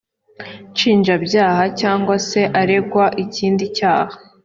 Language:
Kinyarwanda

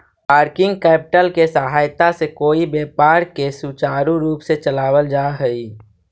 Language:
Magahi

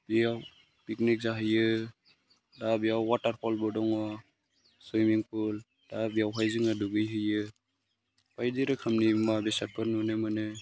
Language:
Bodo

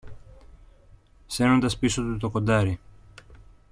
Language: Greek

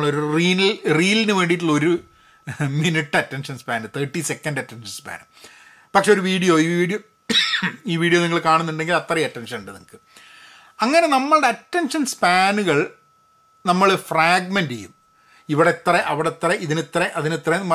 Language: Malayalam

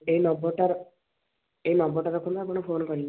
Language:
Odia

